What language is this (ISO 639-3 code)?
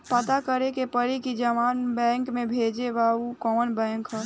bho